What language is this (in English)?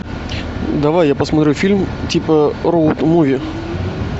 Russian